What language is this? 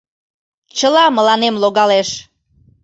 Mari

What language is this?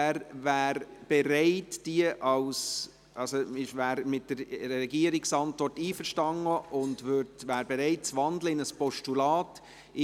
Swiss German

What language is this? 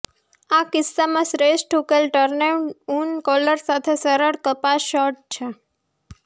Gujarati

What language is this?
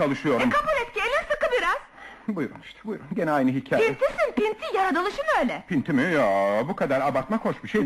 Turkish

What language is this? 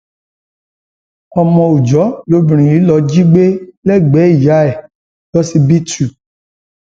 Yoruba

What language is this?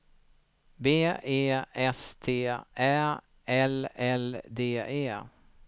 Swedish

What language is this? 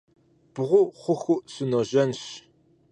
Kabardian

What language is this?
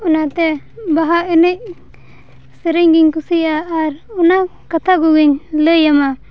Santali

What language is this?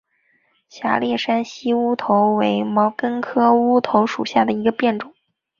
Chinese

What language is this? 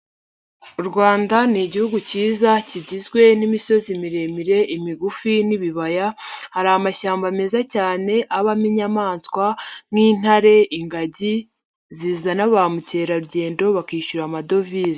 Kinyarwanda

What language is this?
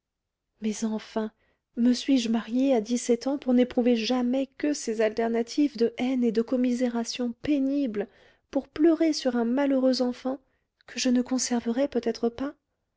French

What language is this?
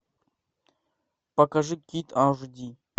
Russian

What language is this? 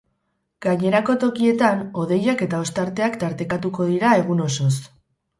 Basque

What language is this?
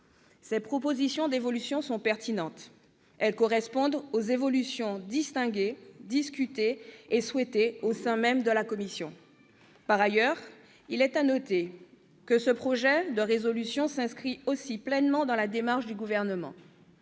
French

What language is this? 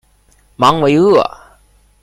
Chinese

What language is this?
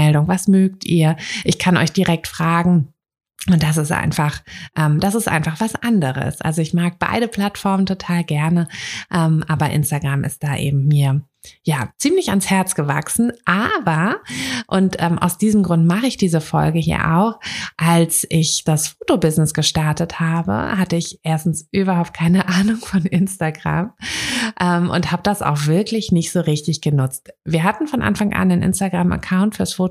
German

